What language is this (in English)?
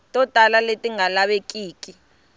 Tsonga